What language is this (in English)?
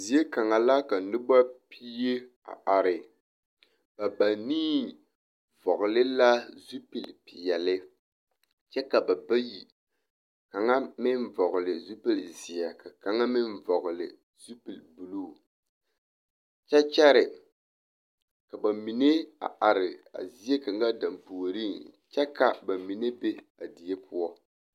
Southern Dagaare